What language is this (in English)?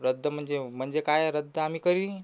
Marathi